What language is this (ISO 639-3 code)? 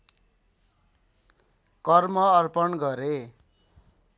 nep